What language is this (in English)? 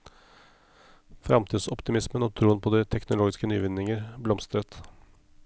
Norwegian